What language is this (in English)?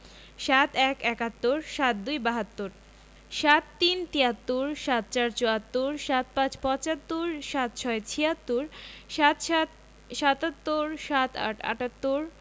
Bangla